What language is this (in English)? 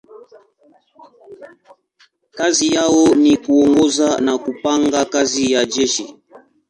Swahili